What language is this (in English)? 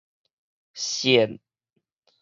Min Nan Chinese